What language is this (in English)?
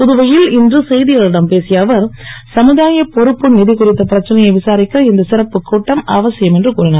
Tamil